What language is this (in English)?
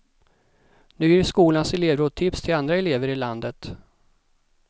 Swedish